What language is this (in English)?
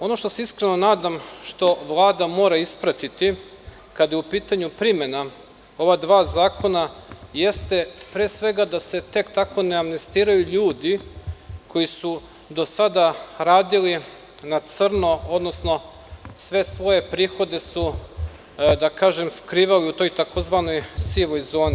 Serbian